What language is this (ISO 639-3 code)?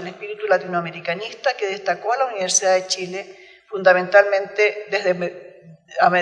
spa